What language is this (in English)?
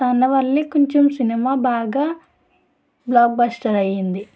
Telugu